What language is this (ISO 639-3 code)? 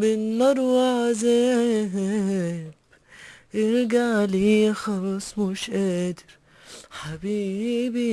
ara